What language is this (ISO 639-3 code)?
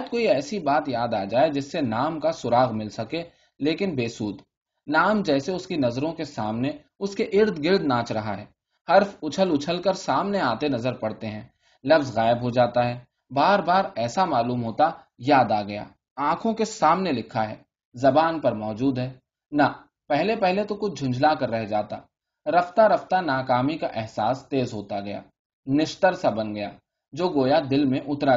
urd